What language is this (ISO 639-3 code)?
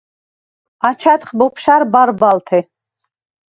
sva